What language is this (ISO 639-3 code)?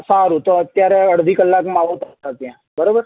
guj